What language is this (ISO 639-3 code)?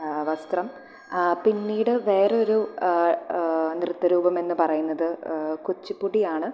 mal